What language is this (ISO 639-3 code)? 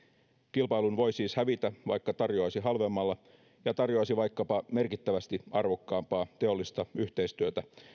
fin